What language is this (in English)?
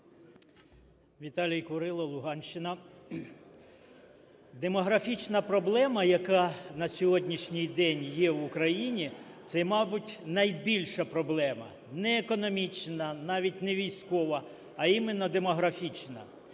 Ukrainian